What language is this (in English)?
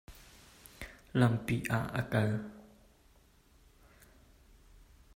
Hakha Chin